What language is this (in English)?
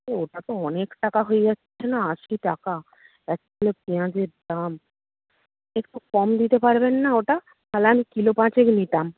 Bangla